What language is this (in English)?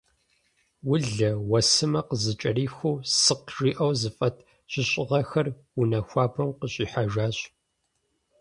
Kabardian